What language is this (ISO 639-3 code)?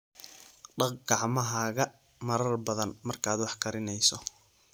som